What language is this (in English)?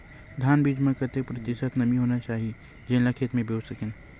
Chhattisgarhi